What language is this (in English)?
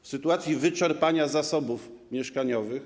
Polish